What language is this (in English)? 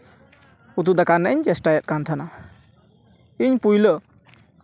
Santali